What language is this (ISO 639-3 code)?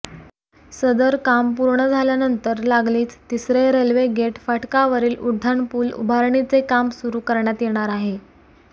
mar